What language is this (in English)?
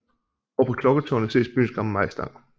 Danish